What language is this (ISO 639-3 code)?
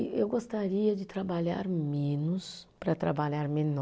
por